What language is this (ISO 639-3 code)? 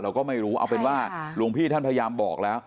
tha